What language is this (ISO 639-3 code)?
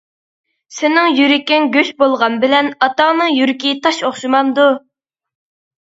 uig